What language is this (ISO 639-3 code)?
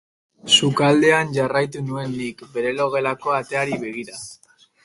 eus